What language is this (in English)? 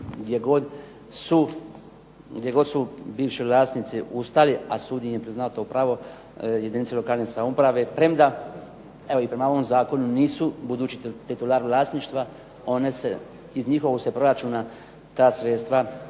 Croatian